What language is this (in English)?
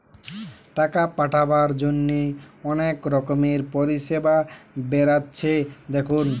Bangla